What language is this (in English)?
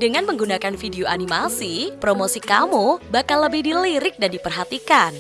Indonesian